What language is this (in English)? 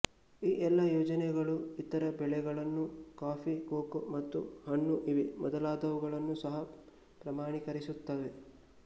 Kannada